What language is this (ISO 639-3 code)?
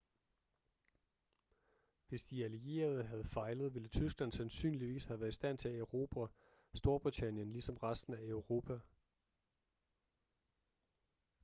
dan